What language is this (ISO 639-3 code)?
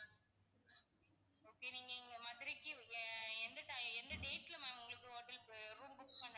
tam